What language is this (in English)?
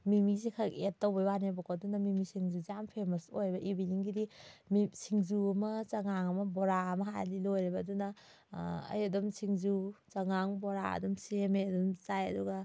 Manipuri